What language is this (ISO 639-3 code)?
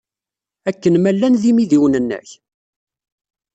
kab